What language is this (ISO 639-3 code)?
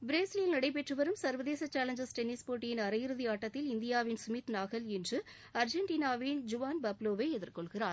tam